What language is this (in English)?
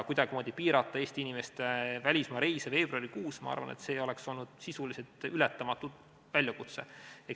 Estonian